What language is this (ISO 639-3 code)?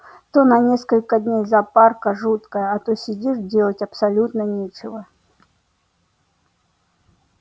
rus